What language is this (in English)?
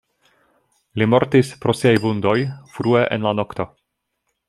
Esperanto